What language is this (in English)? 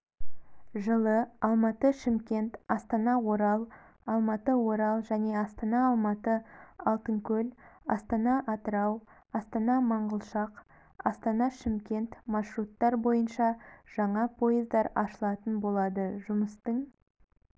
Kazakh